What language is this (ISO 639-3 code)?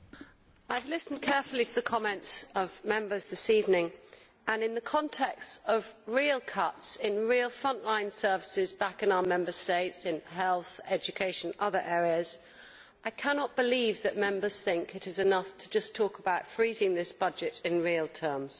eng